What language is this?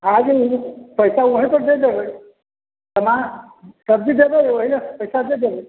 Maithili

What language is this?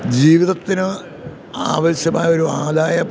Malayalam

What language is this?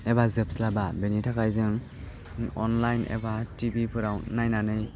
Bodo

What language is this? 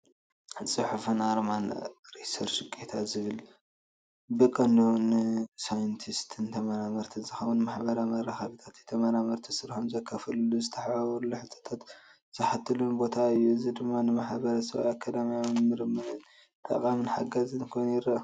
Tigrinya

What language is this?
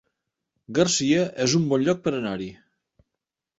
Catalan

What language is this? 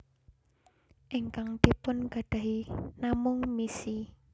Javanese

